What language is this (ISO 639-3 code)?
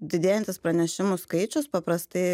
lit